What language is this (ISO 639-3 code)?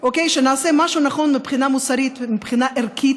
heb